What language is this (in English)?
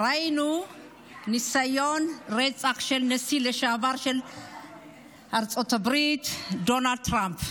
Hebrew